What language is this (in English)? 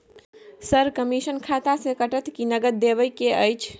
Maithili